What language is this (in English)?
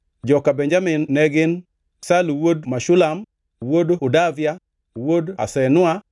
Luo (Kenya and Tanzania)